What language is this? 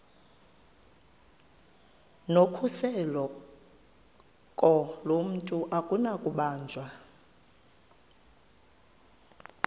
Xhosa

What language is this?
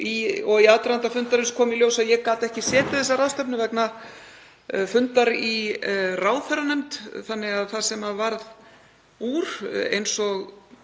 Icelandic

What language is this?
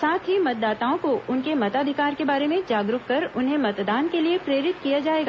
Hindi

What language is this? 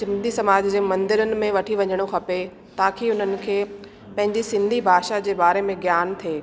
Sindhi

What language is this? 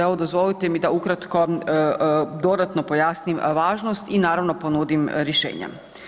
Croatian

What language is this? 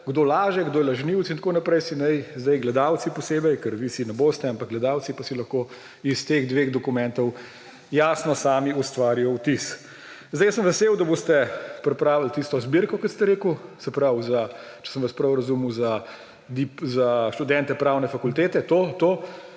Slovenian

